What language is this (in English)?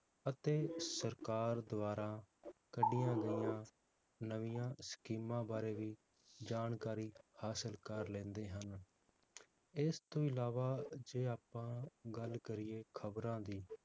Punjabi